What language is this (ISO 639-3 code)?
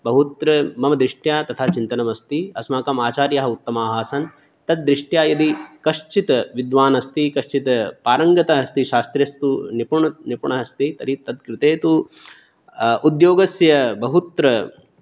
san